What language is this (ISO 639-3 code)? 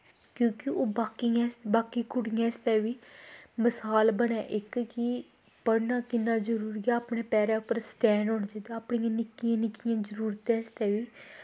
doi